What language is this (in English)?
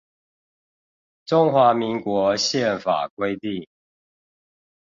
Chinese